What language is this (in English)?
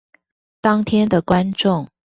Chinese